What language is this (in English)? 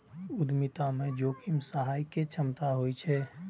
Maithili